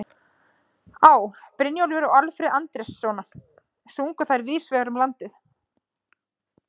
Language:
Icelandic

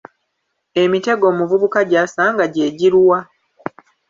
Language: Ganda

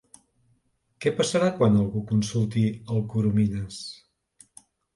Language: Catalan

